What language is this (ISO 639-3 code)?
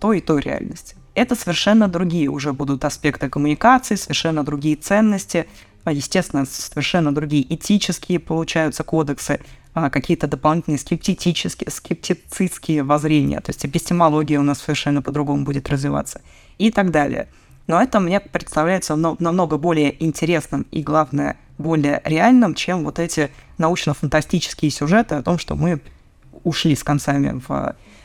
rus